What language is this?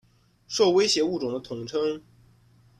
Chinese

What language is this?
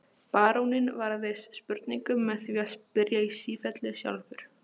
Icelandic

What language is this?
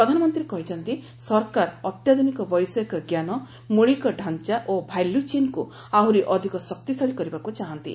Odia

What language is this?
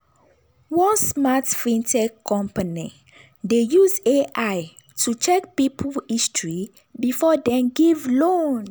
Nigerian Pidgin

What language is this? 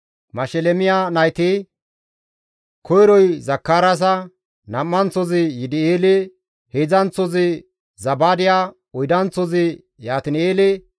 Gamo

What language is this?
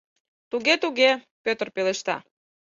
Mari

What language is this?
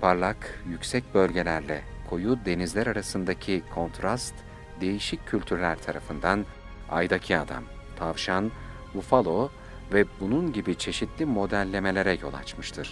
Turkish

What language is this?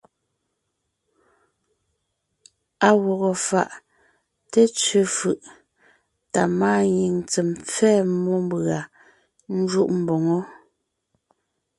Ngiemboon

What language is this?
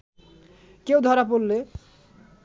Bangla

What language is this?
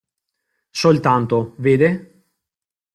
Italian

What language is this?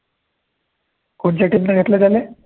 Marathi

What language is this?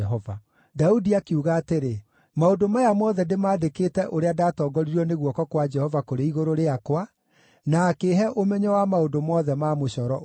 Kikuyu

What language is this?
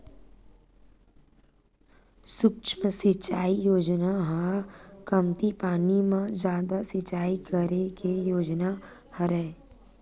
Chhattisgarhi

